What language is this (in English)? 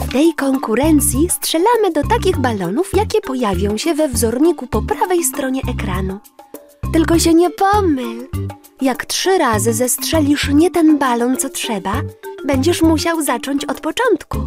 Polish